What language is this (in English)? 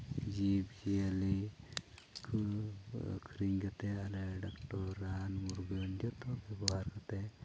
Santali